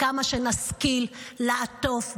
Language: Hebrew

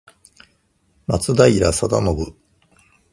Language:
Japanese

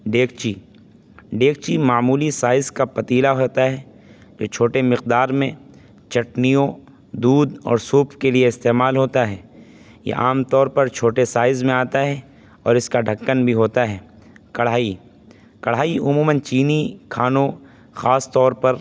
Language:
Urdu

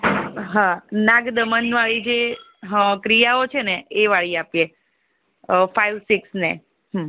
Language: Gujarati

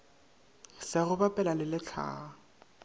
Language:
Northern Sotho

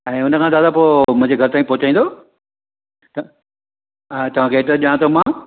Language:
Sindhi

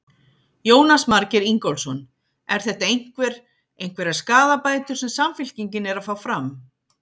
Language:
Icelandic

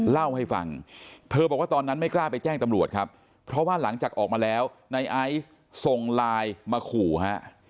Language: Thai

